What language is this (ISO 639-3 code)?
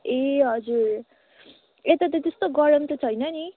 nep